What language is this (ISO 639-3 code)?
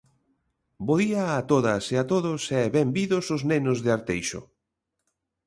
glg